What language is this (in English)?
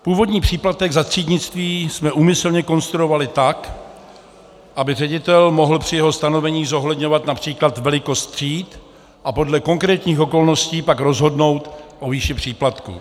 Czech